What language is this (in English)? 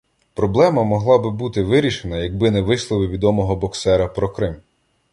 Ukrainian